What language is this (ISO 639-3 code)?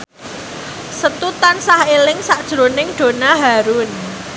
jav